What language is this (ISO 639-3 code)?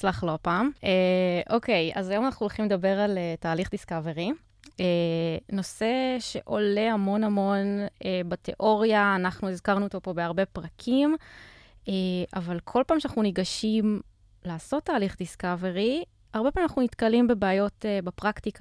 heb